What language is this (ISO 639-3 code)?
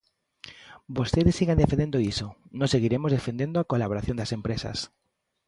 glg